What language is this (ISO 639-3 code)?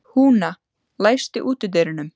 isl